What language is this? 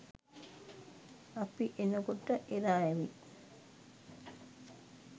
Sinhala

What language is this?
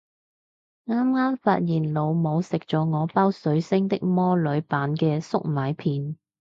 Cantonese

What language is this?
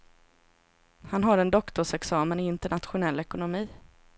Swedish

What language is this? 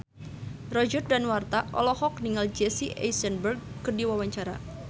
Sundanese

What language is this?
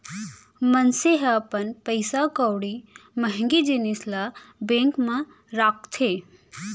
Chhattisgarhi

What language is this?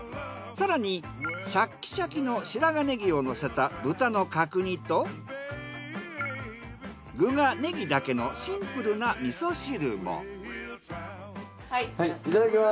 Japanese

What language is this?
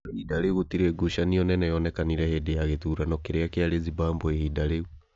Kikuyu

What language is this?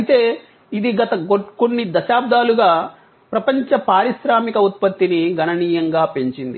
Telugu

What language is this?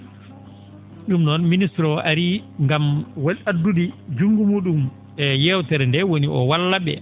Fula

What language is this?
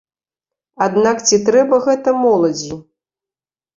Belarusian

